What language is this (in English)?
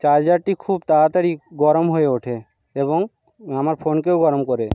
Bangla